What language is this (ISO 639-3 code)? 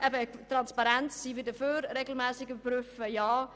gsw